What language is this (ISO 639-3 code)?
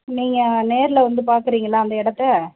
tam